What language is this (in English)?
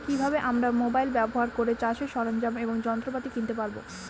Bangla